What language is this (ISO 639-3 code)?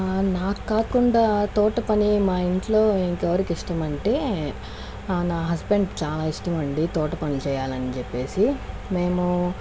tel